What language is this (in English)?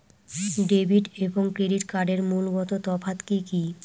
Bangla